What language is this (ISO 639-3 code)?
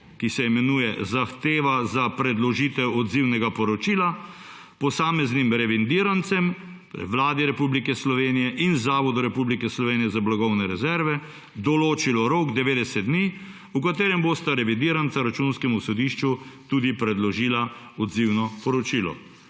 slv